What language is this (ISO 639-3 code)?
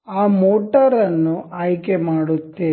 kan